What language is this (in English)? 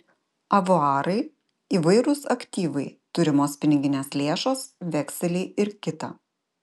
Lithuanian